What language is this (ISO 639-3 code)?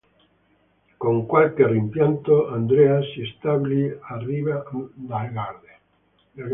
ita